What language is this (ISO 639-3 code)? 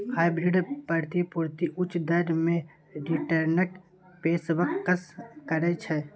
mai